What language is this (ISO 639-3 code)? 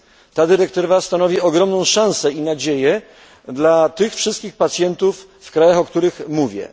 pol